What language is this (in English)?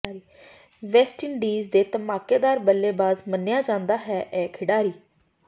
Punjabi